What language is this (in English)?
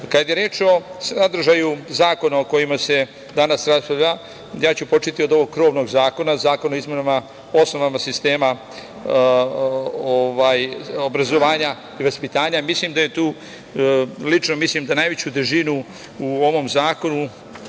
Serbian